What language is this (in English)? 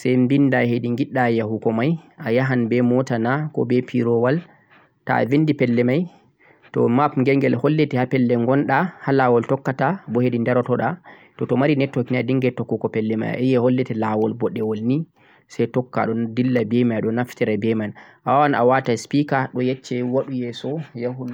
Central-Eastern Niger Fulfulde